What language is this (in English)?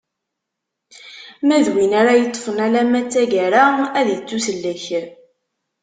Kabyle